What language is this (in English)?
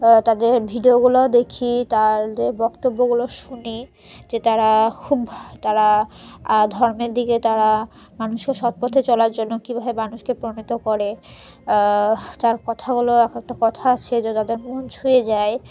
Bangla